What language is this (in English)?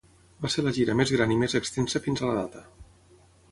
Catalan